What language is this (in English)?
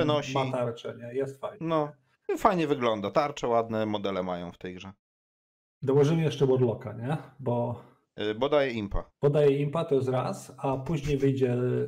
Polish